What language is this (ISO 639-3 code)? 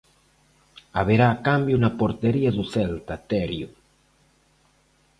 glg